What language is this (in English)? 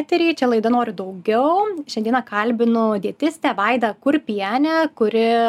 Lithuanian